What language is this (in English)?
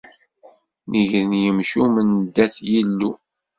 Kabyle